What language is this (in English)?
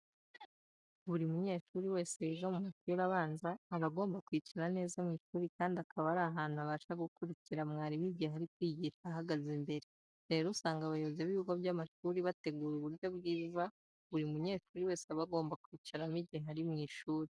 Kinyarwanda